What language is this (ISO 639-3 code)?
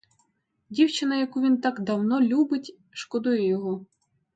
ukr